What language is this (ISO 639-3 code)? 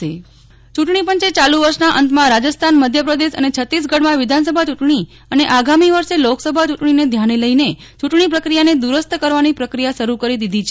guj